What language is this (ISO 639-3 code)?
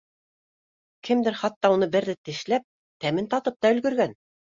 bak